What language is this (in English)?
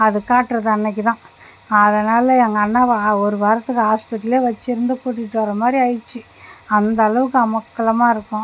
Tamil